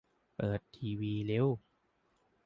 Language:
Thai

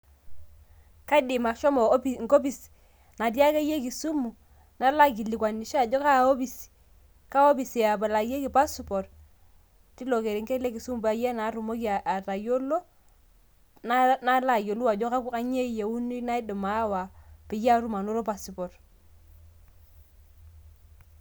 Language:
Masai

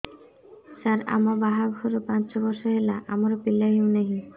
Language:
Odia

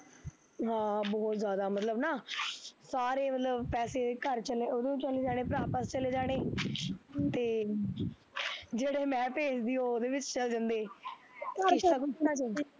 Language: Punjabi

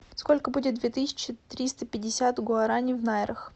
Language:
Russian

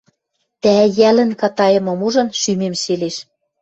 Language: Western Mari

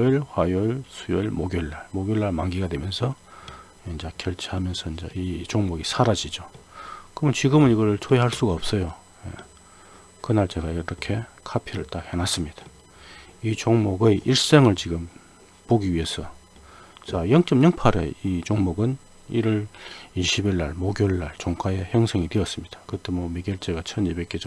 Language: Korean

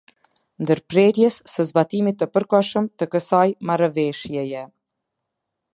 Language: Albanian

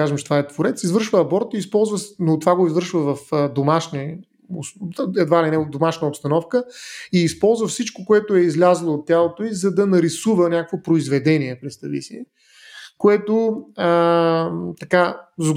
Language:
Bulgarian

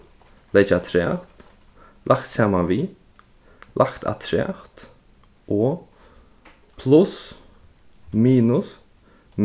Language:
Faroese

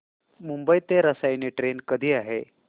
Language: Marathi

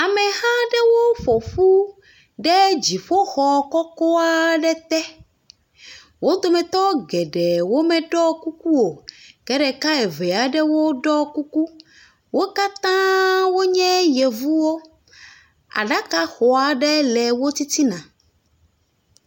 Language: Ewe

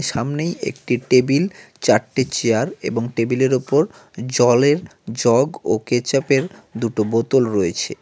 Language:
Bangla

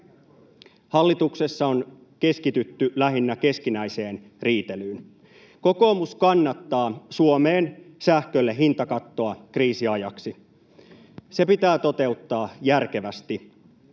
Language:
Finnish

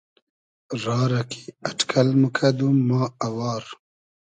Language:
Hazaragi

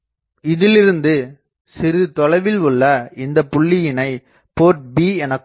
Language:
Tamil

